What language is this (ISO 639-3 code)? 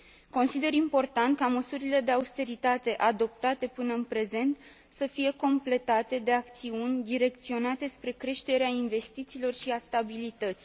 ron